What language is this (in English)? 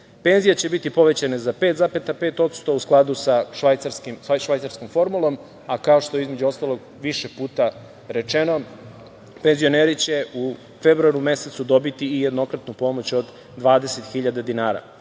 Serbian